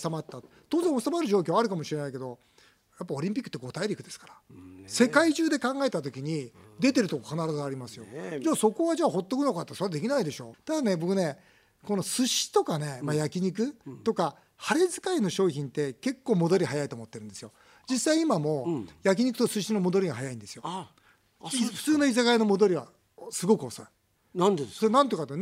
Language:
Japanese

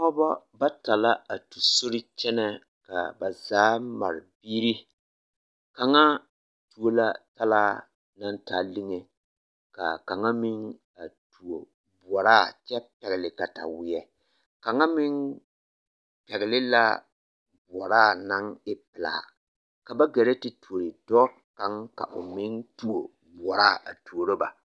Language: Southern Dagaare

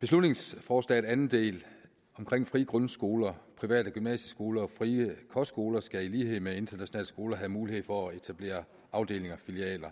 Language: Danish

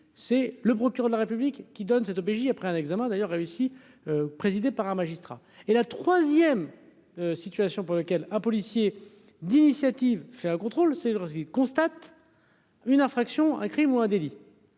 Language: French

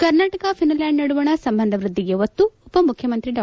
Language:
Kannada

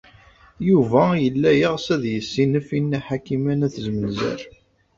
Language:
Kabyle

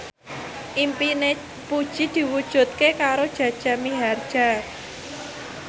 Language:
Javanese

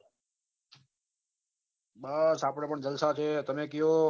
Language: Gujarati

